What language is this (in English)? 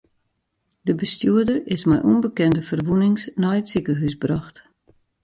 Western Frisian